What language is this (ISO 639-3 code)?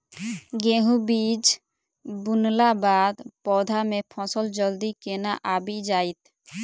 mai